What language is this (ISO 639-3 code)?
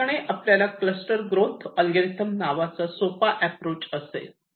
mar